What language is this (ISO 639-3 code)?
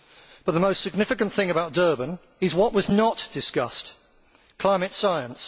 eng